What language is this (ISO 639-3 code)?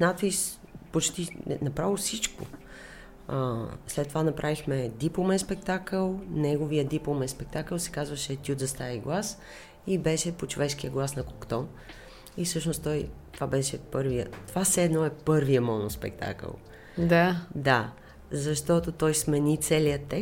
bul